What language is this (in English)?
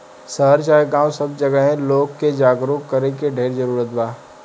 Bhojpuri